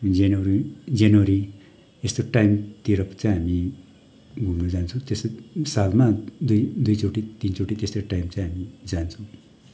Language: Nepali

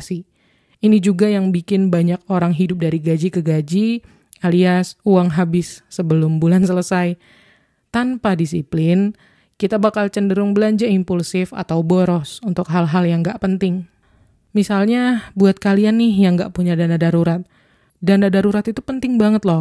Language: Indonesian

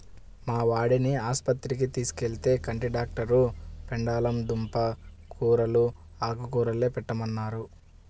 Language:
Telugu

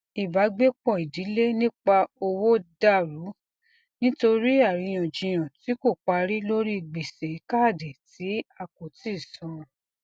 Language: Yoruba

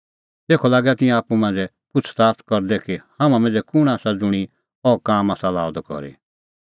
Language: Kullu Pahari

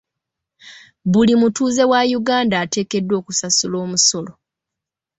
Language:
Ganda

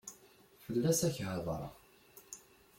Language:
Kabyle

